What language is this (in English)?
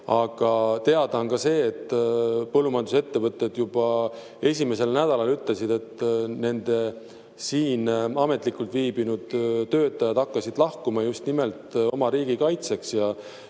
Estonian